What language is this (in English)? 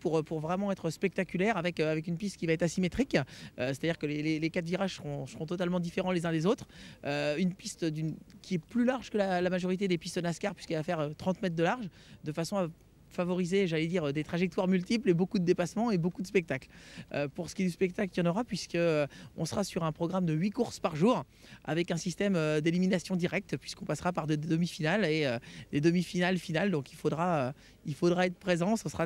French